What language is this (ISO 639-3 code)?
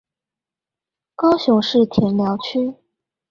zho